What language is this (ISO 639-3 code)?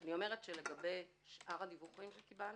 heb